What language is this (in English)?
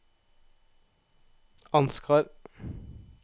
Norwegian